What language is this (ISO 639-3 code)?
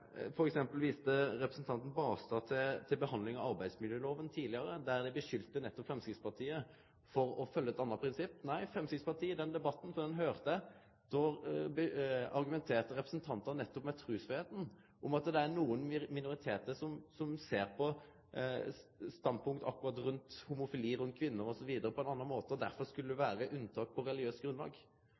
nno